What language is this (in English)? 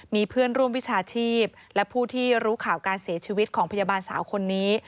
Thai